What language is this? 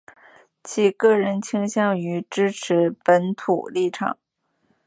Chinese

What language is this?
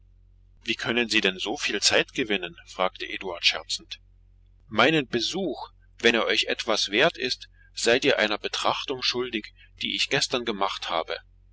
German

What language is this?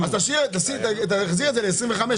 Hebrew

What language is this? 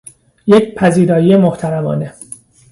Persian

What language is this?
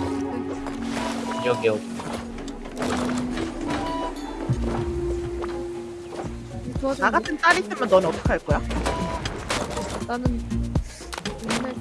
Korean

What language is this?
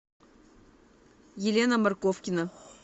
Russian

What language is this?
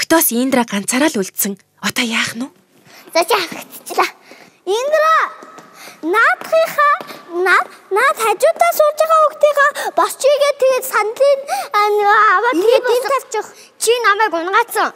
Korean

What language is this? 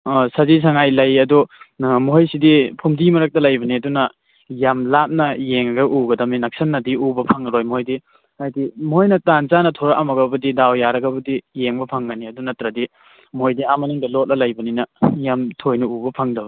Manipuri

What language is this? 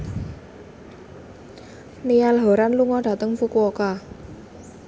Javanese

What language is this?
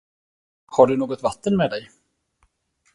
Swedish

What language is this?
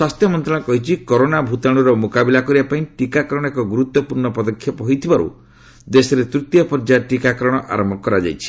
Odia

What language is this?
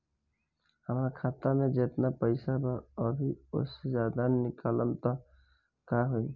Bhojpuri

